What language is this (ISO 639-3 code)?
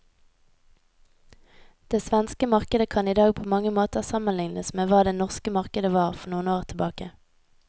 nor